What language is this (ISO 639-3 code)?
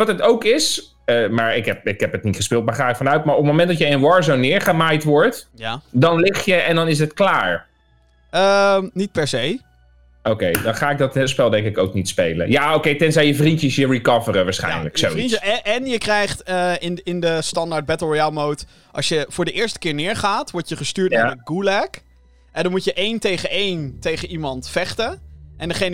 nld